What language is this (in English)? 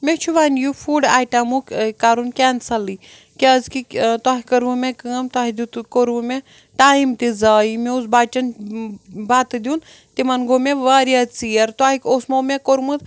Kashmiri